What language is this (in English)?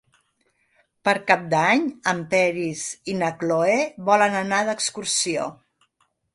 Catalan